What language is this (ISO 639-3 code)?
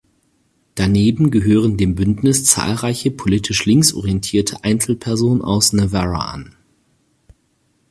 deu